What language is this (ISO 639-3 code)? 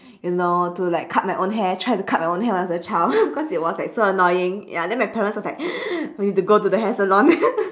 eng